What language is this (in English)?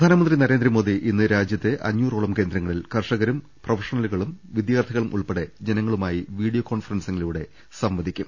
Malayalam